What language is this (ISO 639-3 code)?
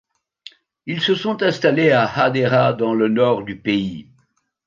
fra